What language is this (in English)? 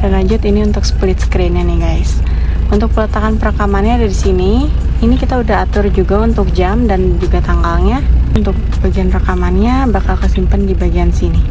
Indonesian